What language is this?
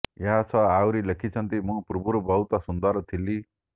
Odia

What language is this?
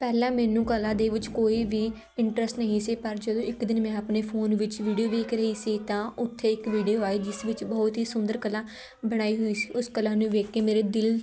Punjabi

